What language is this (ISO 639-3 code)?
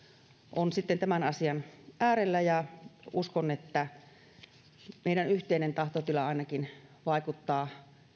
fin